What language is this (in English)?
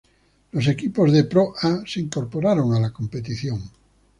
Spanish